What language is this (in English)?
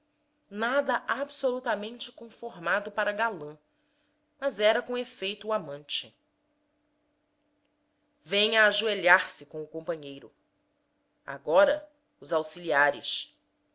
Portuguese